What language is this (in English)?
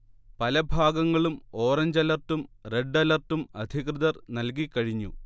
Malayalam